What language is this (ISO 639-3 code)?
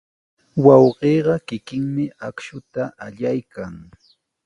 qws